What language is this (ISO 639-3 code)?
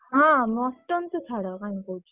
ori